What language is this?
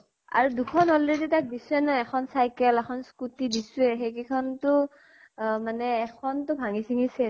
Assamese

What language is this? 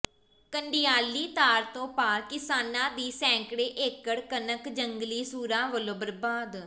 Punjabi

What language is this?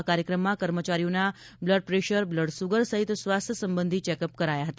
Gujarati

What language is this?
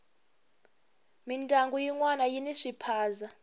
Tsonga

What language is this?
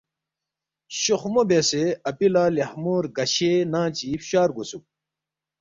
Balti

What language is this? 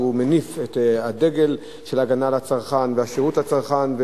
Hebrew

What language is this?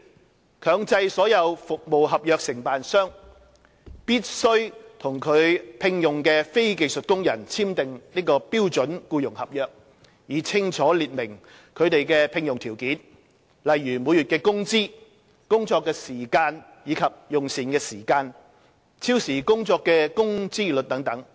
Cantonese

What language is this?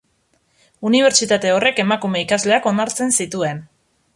Basque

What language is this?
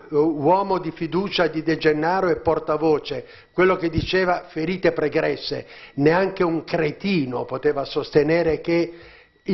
Italian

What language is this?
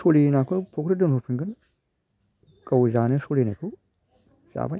Bodo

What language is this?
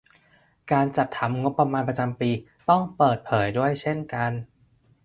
Thai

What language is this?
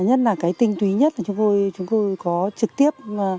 Vietnamese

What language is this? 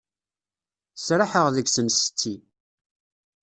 Kabyle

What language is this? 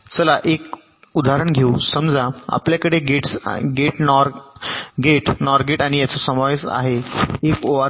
Marathi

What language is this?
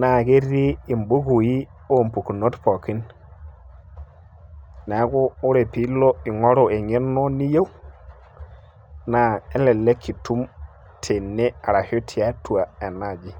Masai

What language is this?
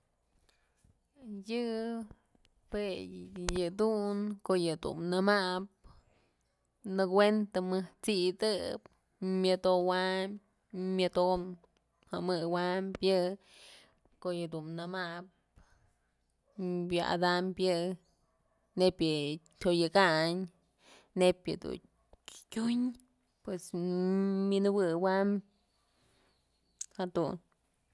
Mazatlán Mixe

